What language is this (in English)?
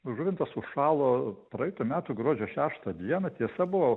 Lithuanian